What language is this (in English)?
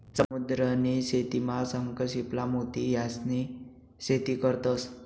Marathi